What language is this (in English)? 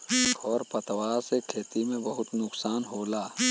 Bhojpuri